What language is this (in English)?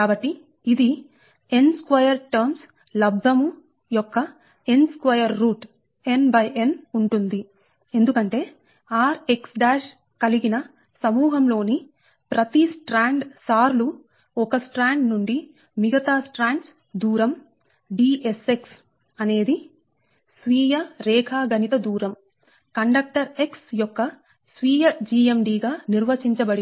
Telugu